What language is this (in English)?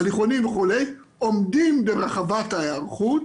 Hebrew